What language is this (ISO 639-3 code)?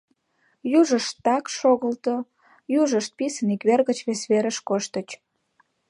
chm